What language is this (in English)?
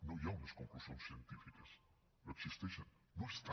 Catalan